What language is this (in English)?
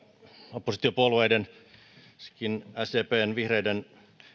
Finnish